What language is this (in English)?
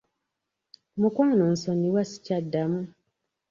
Ganda